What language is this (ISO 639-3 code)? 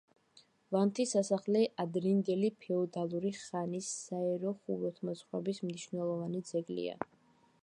kat